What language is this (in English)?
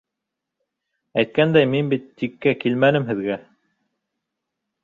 Bashkir